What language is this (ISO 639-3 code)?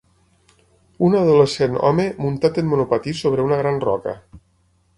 cat